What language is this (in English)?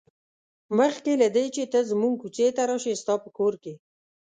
Pashto